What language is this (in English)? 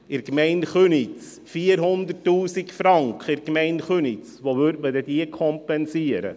Swiss German